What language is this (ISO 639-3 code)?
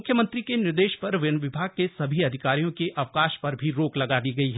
hin